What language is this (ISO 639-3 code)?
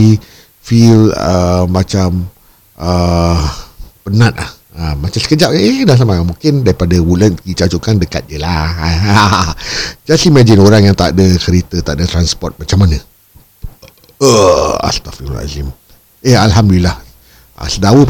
msa